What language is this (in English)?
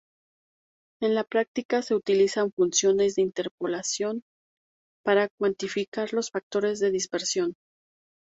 Spanish